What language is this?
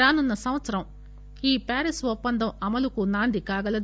Telugu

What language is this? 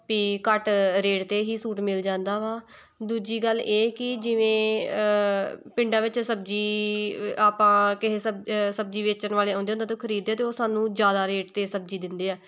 Punjabi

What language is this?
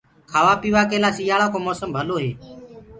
Gurgula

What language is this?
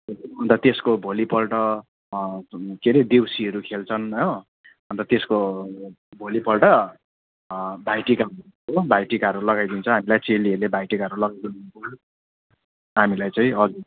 Nepali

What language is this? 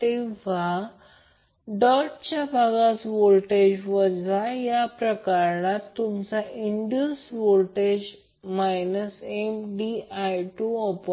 Marathi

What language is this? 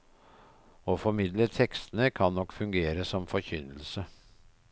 Norwegian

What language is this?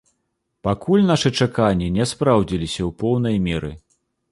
Belarusian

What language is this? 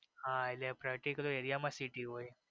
Gujarati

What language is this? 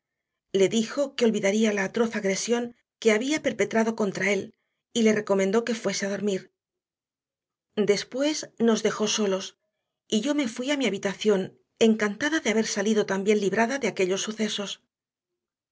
Spanish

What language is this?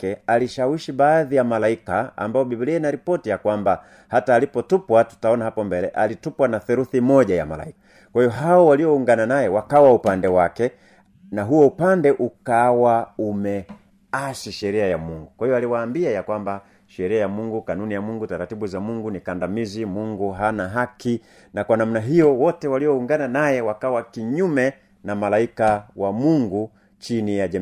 Swahili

